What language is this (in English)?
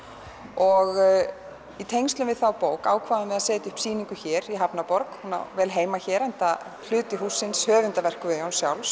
Icelandic